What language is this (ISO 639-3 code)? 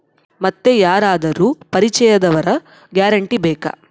kan